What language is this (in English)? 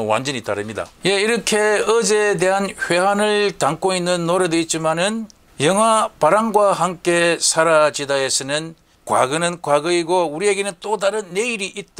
Korean